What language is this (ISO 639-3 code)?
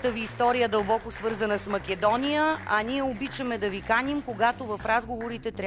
bul